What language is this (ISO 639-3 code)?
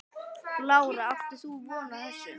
isl